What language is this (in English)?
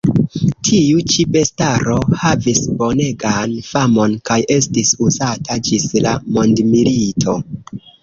Esperanto